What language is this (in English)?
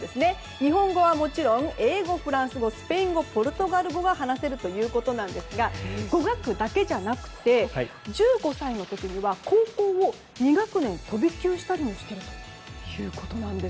Japanese